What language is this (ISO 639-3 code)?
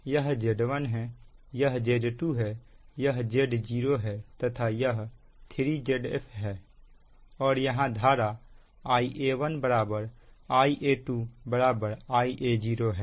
hin